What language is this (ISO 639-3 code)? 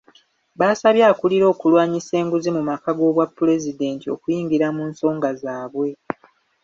lug